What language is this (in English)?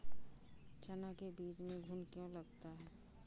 Hindi